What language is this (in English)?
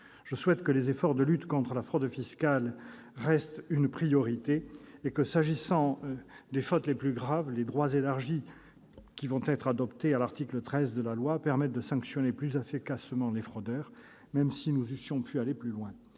French